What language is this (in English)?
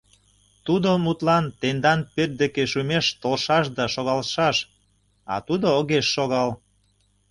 Mari